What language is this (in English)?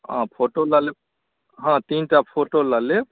Maithili